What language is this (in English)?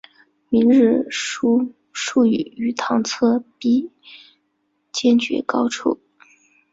Chinese